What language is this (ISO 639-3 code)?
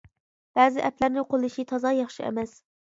uig